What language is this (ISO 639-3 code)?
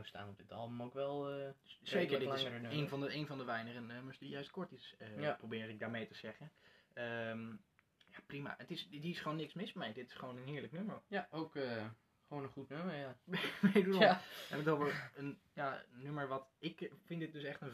nld